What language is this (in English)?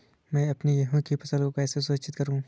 Hindi